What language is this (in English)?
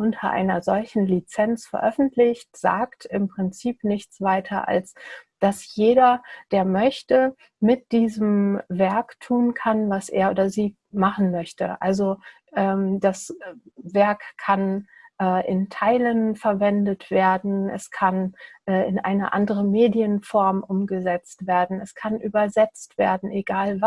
German